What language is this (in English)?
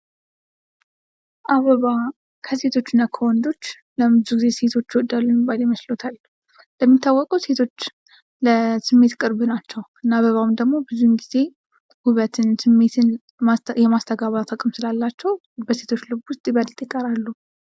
Amharic